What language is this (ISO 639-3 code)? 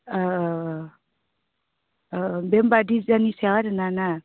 brx